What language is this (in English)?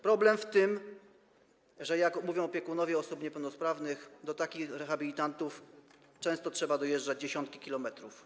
Polish